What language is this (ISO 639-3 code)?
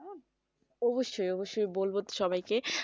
ben